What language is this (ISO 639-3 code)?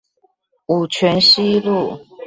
zho